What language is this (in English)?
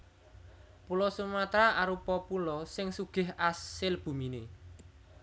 Javanese